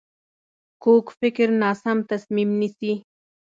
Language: Pashto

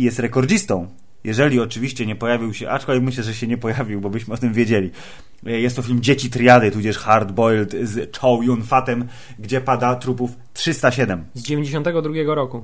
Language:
Polish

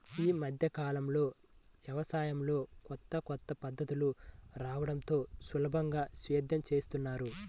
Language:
Telugu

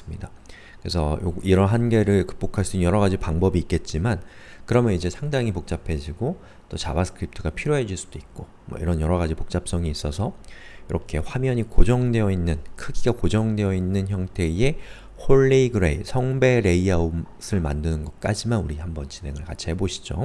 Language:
Korean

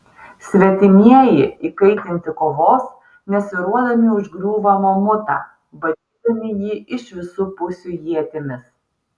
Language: Lithuanian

